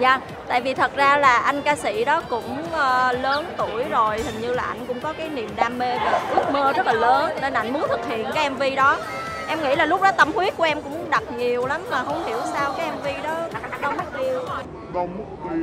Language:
Vietnamese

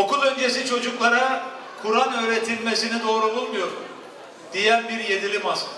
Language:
Turkish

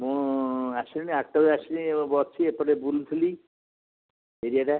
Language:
Odia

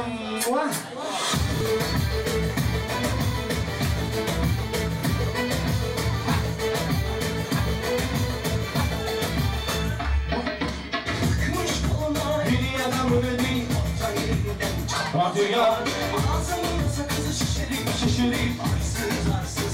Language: Romanian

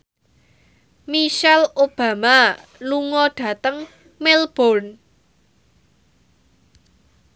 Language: Javanese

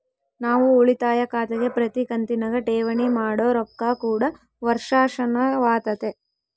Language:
Kannada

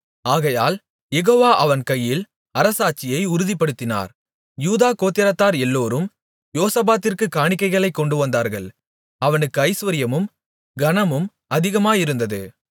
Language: Tamil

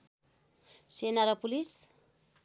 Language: Nepali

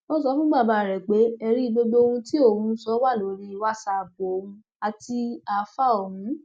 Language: Yoruba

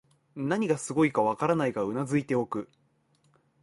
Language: Japanese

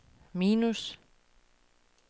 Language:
Danish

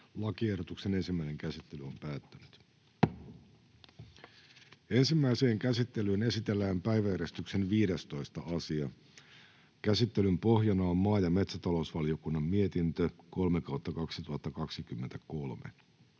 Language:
Finnish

